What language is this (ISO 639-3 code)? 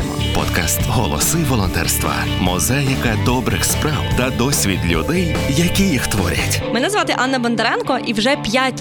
ukr